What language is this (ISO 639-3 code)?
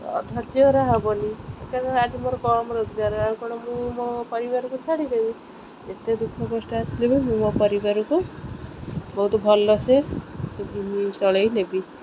ori